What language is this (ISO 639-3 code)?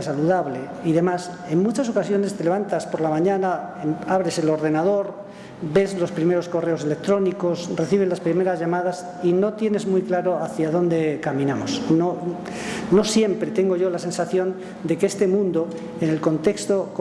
spa